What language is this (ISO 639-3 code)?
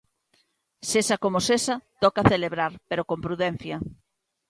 glg